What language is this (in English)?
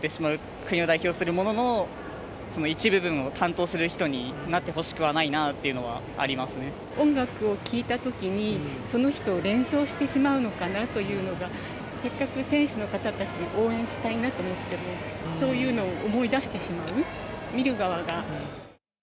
Japanese